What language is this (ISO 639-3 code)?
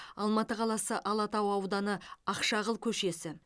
kaz